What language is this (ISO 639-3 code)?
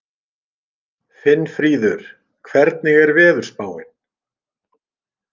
isl